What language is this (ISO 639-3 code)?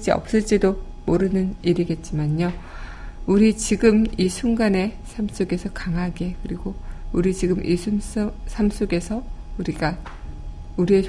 kor